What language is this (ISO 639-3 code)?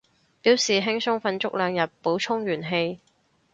yue